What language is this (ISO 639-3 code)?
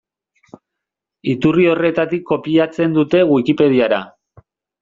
eus